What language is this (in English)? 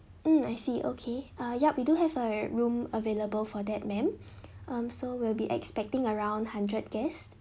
English